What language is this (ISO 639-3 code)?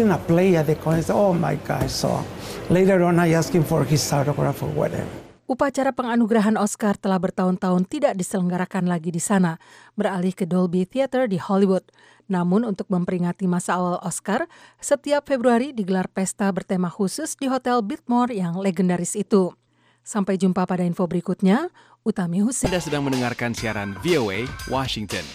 ind